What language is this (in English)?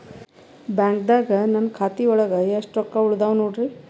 Kannada